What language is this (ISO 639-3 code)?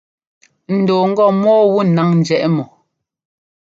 jgo